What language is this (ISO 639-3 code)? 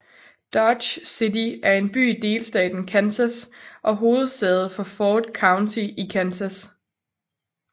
dan